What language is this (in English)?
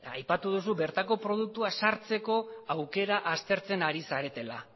Basque